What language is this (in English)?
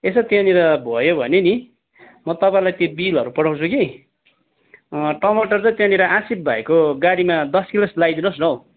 Nepali